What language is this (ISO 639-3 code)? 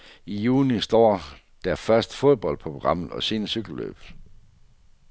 dan